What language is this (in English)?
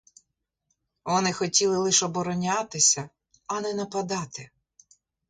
Ukrainian